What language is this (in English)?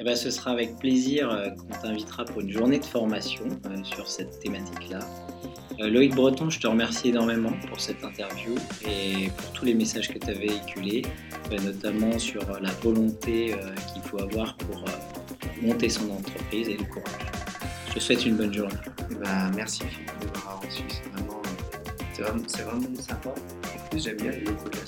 French